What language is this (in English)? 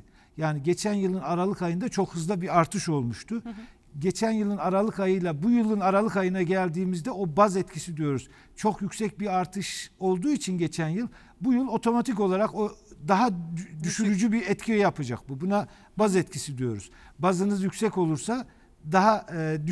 Turkish